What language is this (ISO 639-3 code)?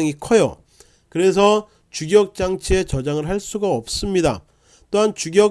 kor